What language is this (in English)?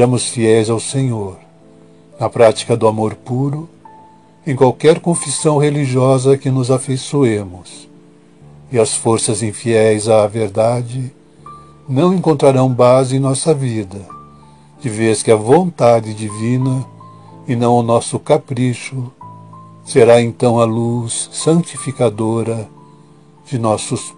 Portuguese